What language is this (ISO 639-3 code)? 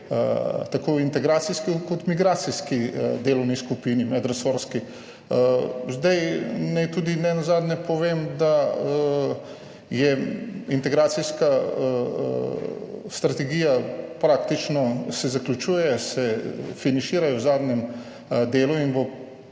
slv